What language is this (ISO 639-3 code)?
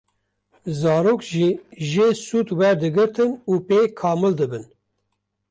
kur